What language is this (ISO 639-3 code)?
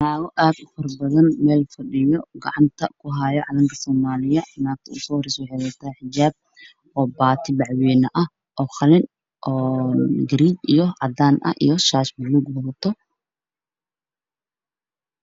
som